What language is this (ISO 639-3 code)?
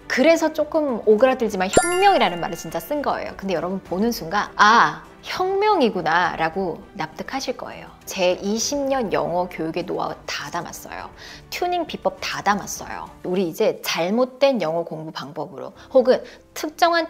kor